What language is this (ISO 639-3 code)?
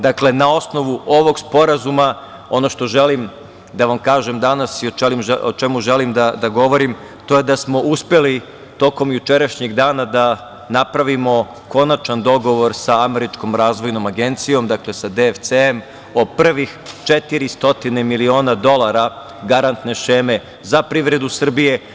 srp